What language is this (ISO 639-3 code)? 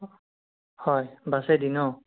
asm